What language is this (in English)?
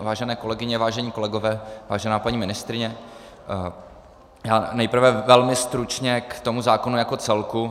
Czech